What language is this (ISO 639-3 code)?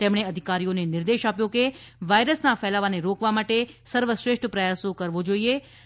guj